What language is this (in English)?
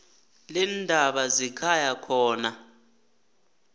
South Ndebele